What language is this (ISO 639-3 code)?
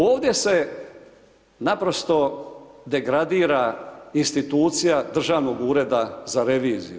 hrv